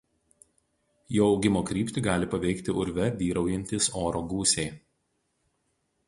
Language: Lithuanian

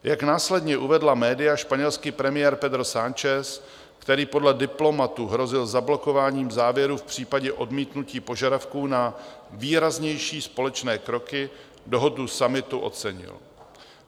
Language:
Czech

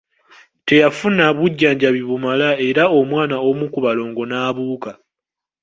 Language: Ganda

